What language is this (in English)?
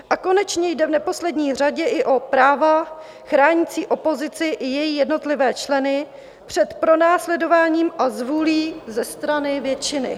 Czech